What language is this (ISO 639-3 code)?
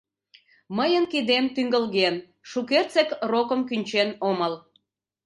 chm